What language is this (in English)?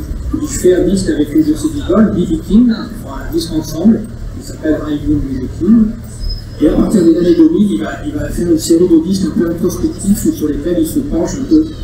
French